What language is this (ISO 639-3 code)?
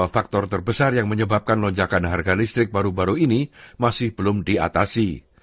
ind